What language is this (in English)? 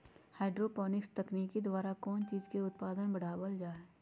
Magahi